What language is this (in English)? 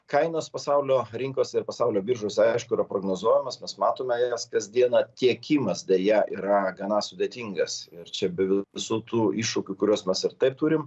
Lithuanian